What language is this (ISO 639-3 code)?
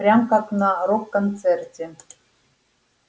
rus